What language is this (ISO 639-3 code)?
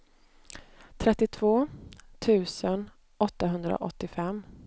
swe